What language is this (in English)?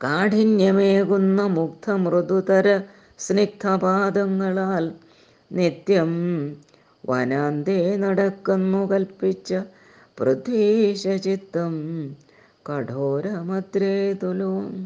Malayalam